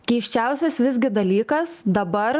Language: Lithuanian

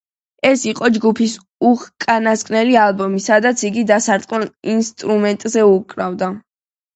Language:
Georgian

